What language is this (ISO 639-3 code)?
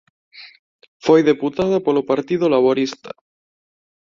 glg